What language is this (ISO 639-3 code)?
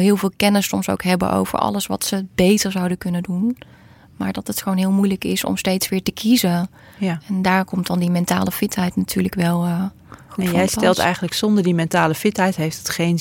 nld